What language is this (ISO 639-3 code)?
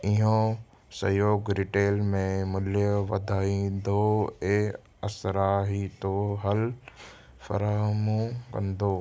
snd